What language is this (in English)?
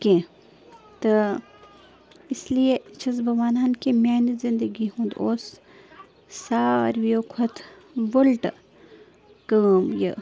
Kashmiri